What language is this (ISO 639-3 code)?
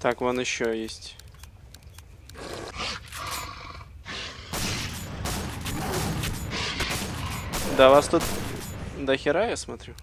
rus